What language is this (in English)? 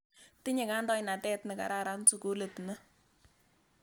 Kalenjin